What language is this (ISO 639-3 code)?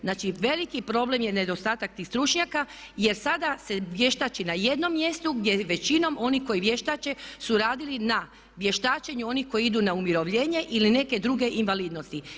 hrv